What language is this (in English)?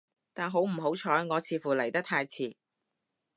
Cantonese